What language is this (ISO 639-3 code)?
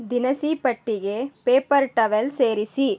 kan